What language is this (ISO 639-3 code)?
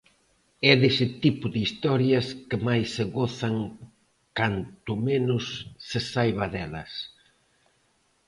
glg